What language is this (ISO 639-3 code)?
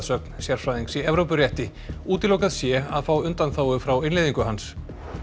isl